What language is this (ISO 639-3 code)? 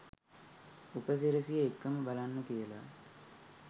sin